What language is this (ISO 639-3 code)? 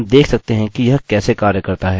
hin